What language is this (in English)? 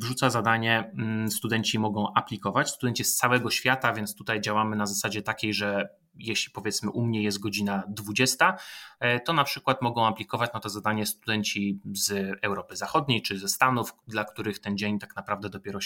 Polish